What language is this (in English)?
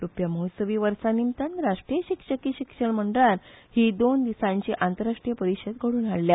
Konkani